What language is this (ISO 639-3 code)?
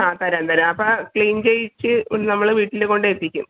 mal